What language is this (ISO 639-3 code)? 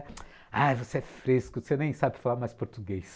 por